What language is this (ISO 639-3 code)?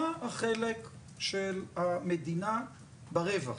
heb